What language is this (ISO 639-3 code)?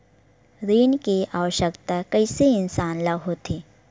hne